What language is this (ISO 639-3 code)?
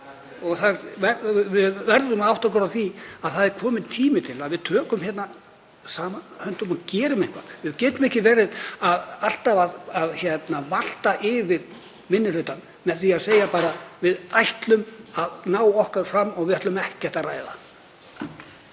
isl